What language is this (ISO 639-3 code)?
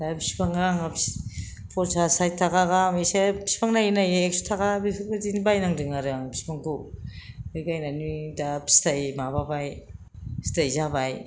brx